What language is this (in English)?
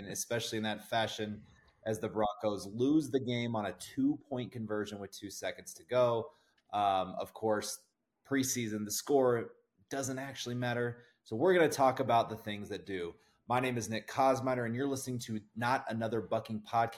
English